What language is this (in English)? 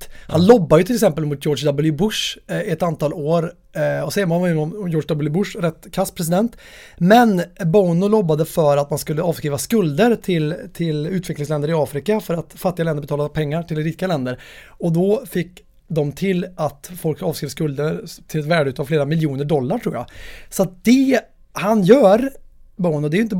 Swedish